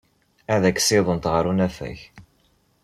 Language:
Kabyle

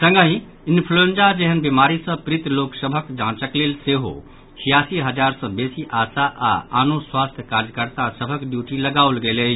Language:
Maithili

